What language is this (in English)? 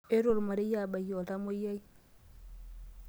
Masai